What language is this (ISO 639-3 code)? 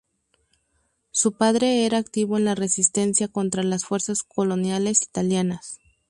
spa